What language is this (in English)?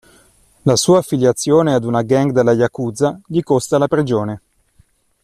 Italian